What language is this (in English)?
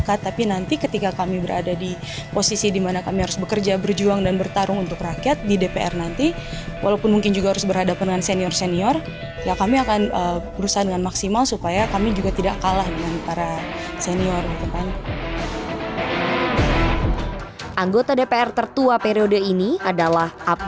Indonesian